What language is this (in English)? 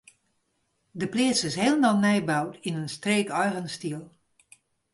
Western Frisian